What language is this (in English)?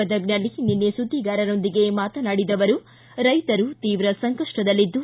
Kannada